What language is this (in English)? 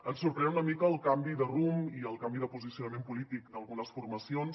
Catalan